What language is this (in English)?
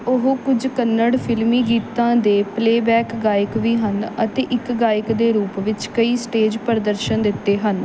Punjabi